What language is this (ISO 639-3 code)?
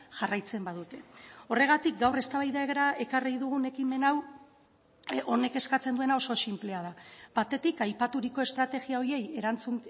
eus